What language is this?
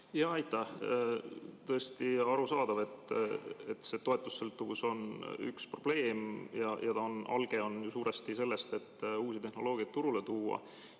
Estonian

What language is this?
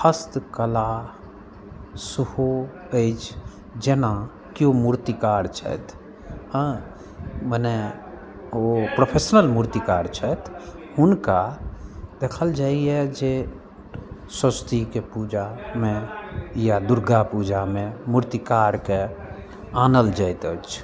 Maithili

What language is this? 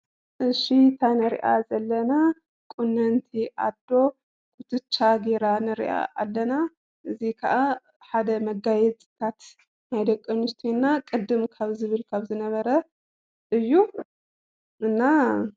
Tigrinya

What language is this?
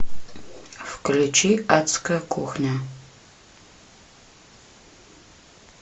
Russian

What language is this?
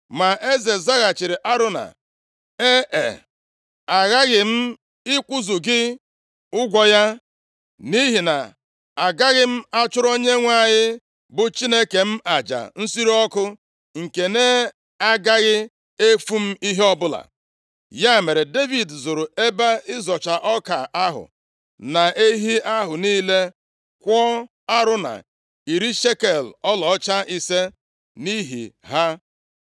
Igbo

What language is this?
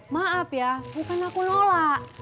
Indonesian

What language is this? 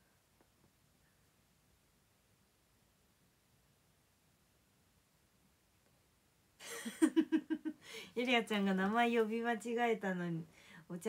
Japanese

